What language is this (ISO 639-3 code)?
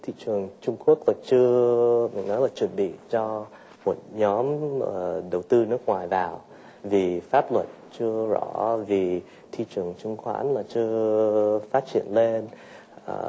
vie